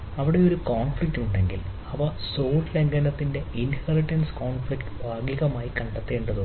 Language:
Malayalam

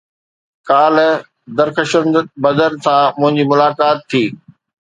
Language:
Sindhi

